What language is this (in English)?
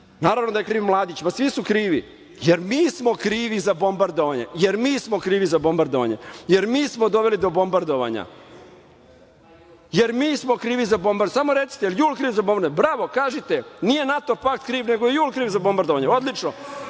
Serbian